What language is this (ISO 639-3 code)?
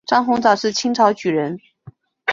zho